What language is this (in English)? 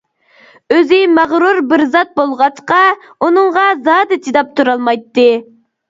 Uyghur